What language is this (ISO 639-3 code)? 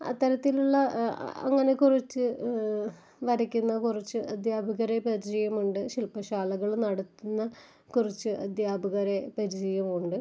mal